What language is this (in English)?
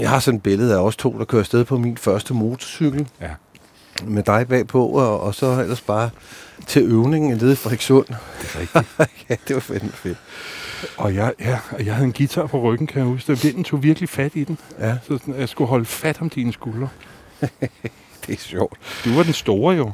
Danish